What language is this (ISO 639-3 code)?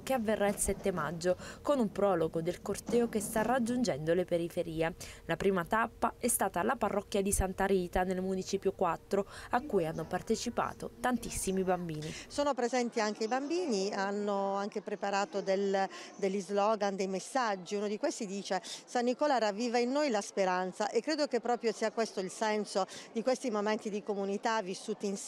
ita